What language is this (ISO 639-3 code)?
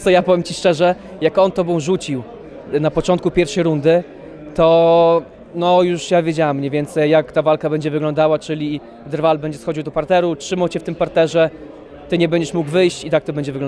pol